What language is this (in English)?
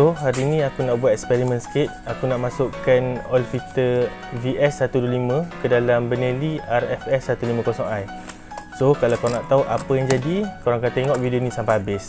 Malay